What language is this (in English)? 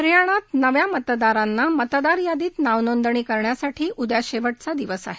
Marathi